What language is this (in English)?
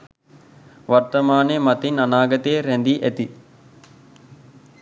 Sinhala